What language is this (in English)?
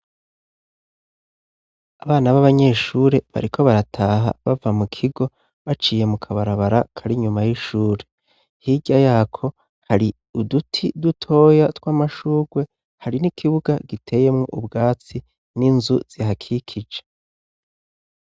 Rundi